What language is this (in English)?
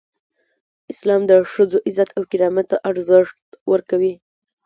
Pashto